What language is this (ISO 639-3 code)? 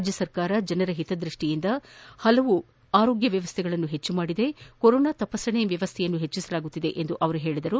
kan